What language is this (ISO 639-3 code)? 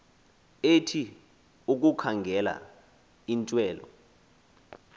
xho